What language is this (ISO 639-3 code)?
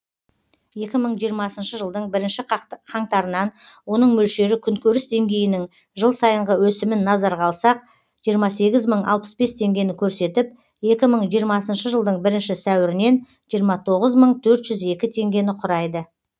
kaz